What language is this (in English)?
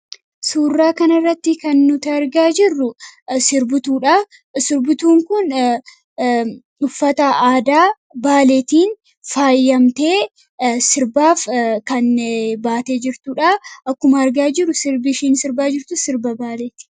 Oromo